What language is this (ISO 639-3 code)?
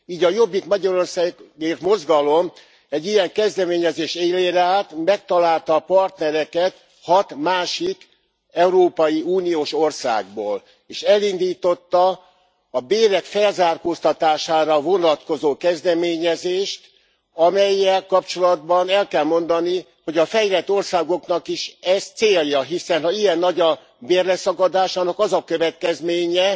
hun